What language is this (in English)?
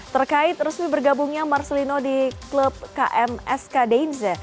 Indonesian